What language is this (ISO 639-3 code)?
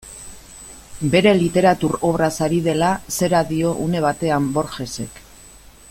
eus